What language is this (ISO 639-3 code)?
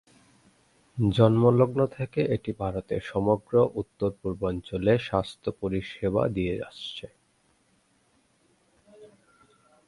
ben